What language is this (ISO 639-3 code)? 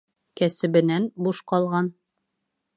bak